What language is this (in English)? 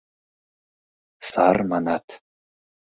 Mari